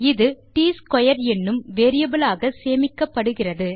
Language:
Tamil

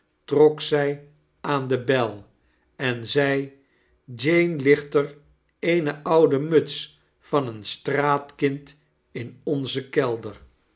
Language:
Dutch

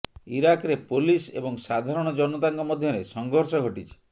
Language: Odia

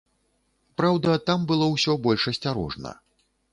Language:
Belarusian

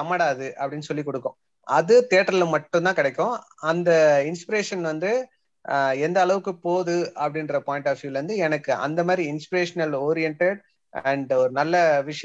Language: Tamil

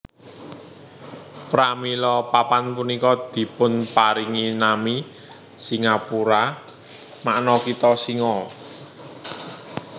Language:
Javanese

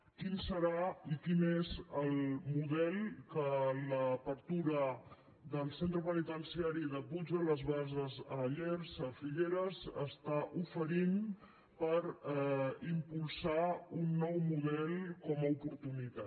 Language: Catalan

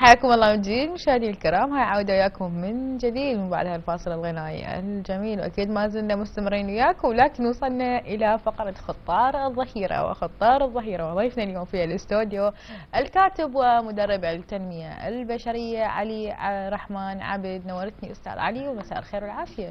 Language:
Arabic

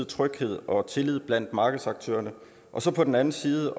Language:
Danish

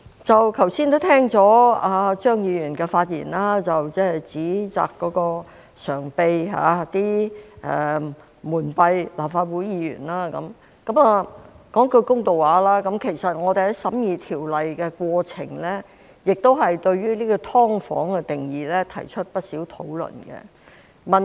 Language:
Cantonese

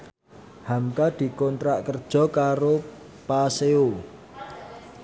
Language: Javanese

